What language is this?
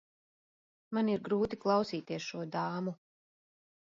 Latvian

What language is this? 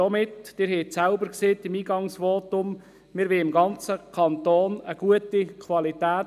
Swiss German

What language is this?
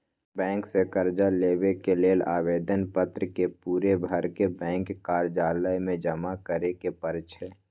Magahi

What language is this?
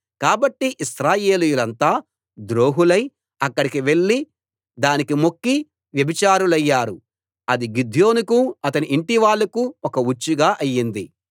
Telugu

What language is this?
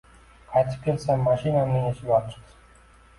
Uzbek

